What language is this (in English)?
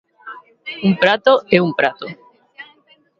Galician